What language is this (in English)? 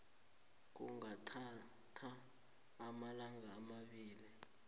South Ndebele